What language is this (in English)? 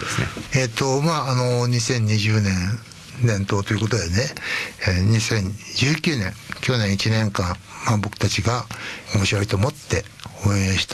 Japanese